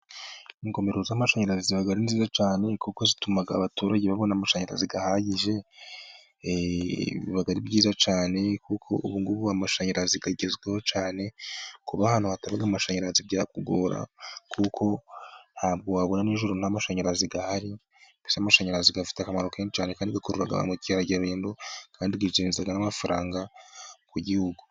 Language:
Kinyarwanda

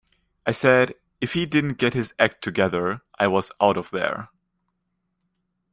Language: English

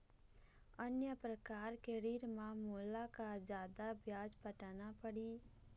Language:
Chhattisgarhi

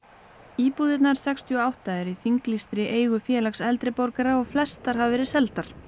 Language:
Icelandic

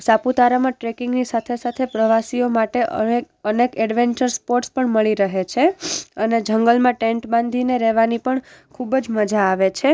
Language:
Gujarati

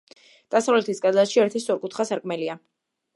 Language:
Georgian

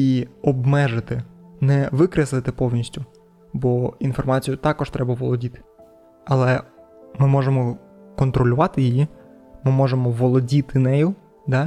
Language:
Ukrainian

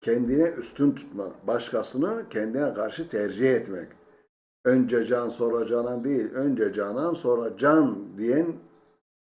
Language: Turkish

